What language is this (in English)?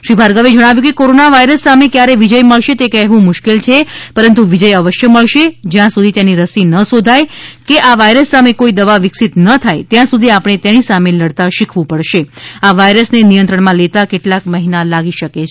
Gujarati